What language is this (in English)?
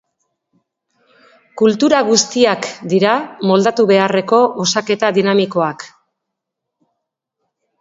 Basque